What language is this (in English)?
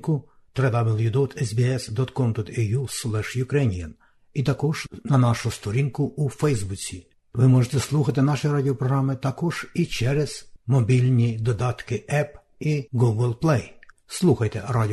Ukrainian